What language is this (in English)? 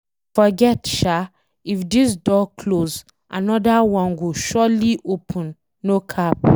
Nigerian Pidgin